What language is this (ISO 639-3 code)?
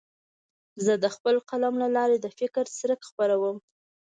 pus